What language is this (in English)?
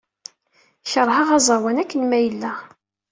Kabyle